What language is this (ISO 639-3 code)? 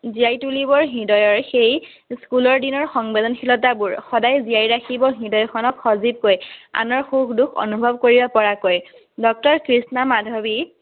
asm